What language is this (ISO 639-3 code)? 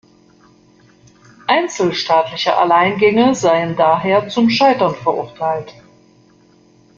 deu